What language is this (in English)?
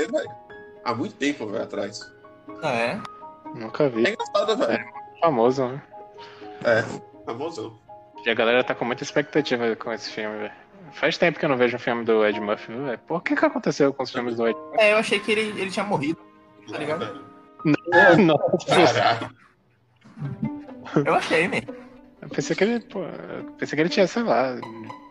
Portuguese